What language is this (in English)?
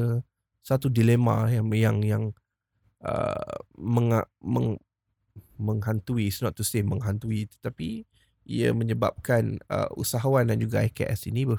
Malay